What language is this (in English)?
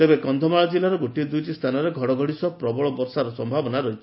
Odia